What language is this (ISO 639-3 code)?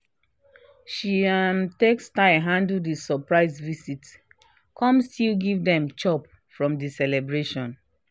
pcm